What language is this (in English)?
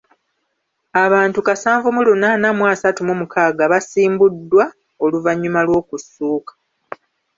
Ganda